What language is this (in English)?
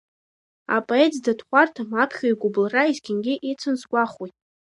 Abkhazian